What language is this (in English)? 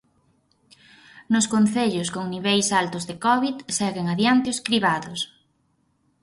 Galician